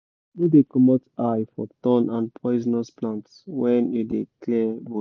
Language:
Nigerian Pidgin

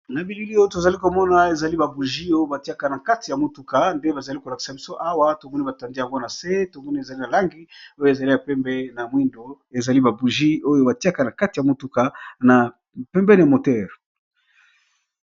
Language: Lingala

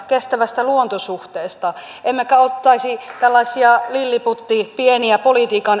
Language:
Finnish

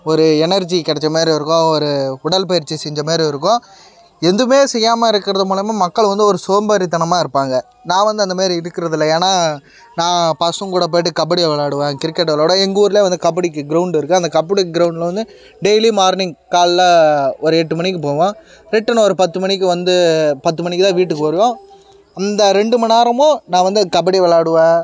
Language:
Tamil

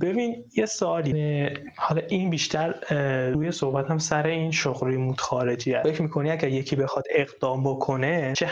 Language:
Persian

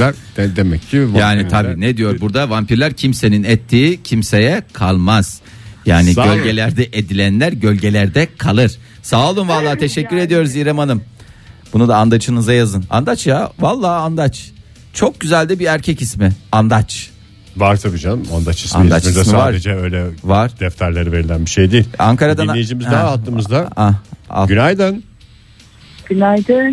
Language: Turkish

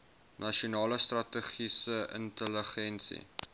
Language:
Afrikaans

